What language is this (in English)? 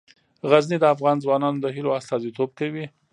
Pashto